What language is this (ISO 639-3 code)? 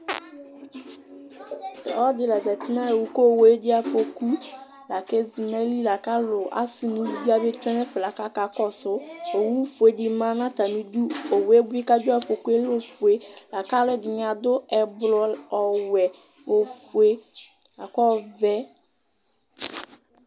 kpo